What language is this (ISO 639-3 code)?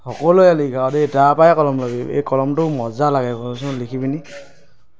asm